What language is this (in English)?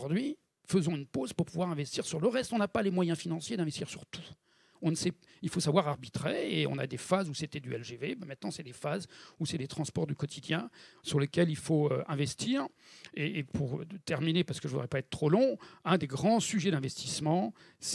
French